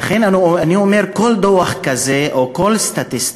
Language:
Hebrew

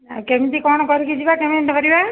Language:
Odia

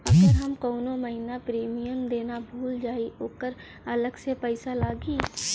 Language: Bhojpuri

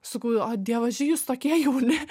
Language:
Lithuanian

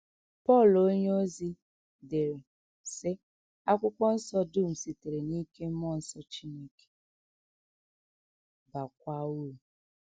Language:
Igbo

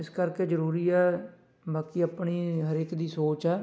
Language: Punjabi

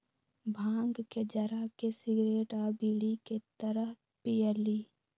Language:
Magahi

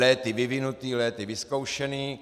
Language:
Czech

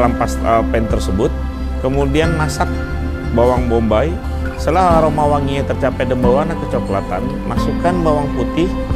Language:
Indonesian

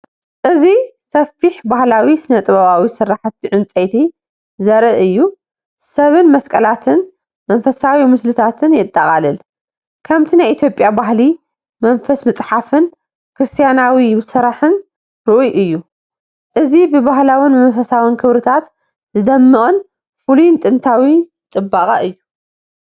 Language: Tigrinya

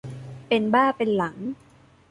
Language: Thai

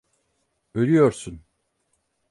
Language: Turkish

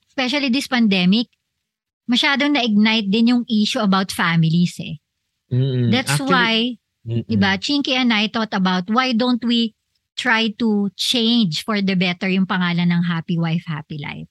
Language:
Filipino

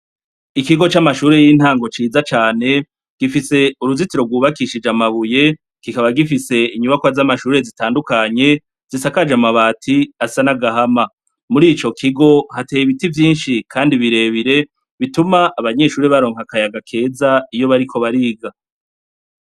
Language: Rundi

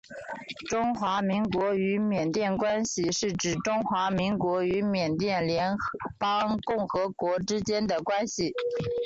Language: Chinese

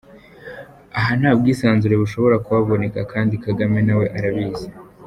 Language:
Kinyarwanda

